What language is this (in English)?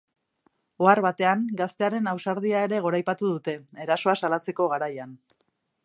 Basque